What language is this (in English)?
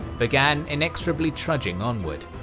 English